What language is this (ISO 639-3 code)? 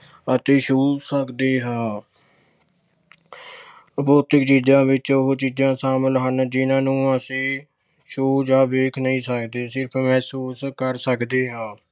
pan